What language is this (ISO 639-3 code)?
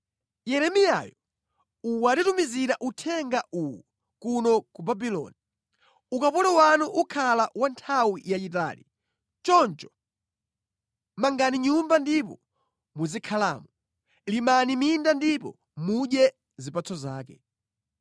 nya